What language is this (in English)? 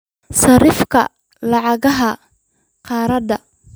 Somali